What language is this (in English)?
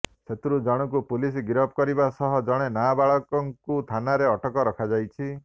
Odia